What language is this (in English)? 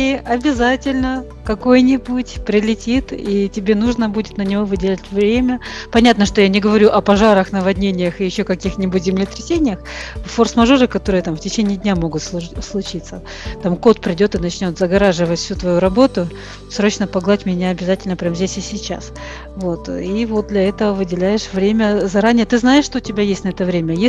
Russian